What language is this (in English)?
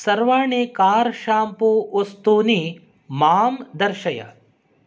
Sanskrit